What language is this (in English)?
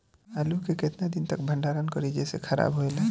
Bhojpuri